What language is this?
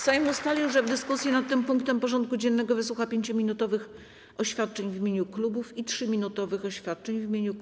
Polish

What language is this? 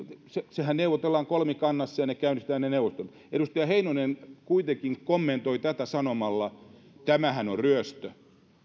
Finnish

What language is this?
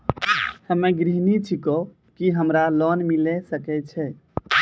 Maithili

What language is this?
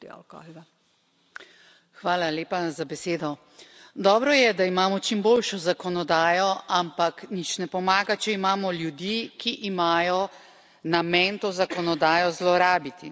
Slovenian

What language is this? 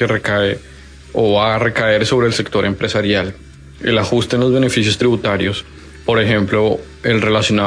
Spanish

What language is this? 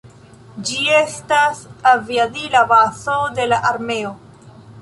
Esperanto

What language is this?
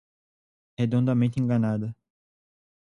Portuguese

